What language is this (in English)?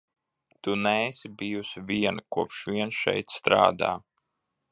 Latvian